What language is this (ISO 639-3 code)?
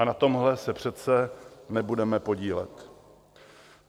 ces